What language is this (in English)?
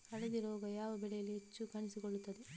Kannada